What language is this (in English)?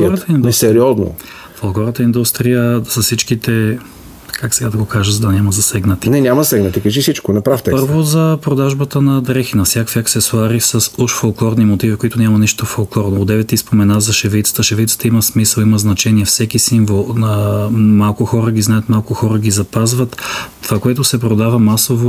Bulgarian